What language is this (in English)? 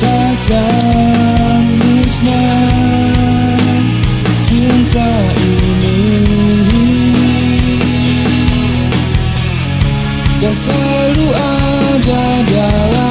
Indonesian